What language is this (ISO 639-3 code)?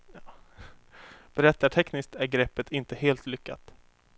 swe